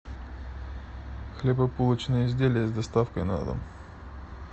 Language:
Russian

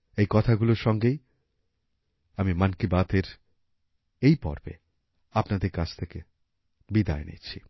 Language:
Bangla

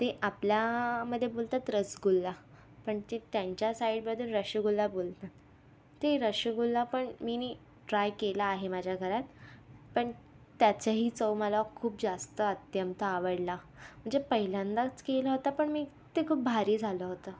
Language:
Marathi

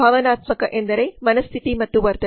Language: Kannada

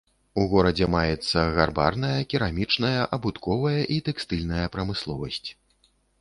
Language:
Belarusian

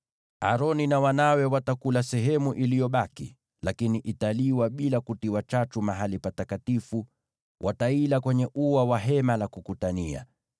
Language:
Swahili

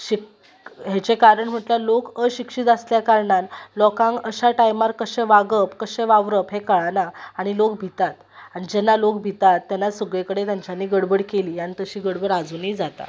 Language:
Konkani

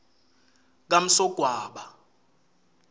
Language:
Swati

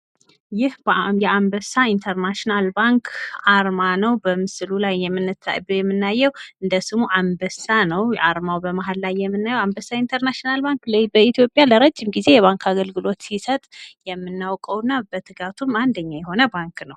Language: Amharic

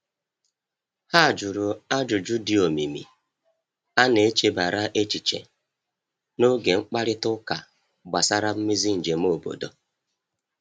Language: Igbo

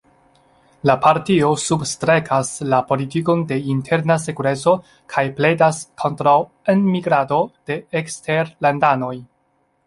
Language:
Esperanto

